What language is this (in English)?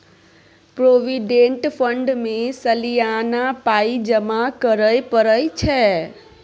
Maithili